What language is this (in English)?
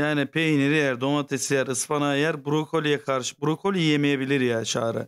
Turkish